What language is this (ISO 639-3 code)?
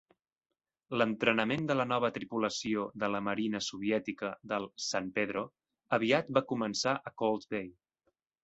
cat